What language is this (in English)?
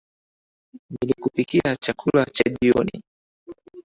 Swahili